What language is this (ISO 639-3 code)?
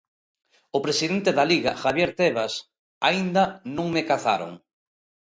glg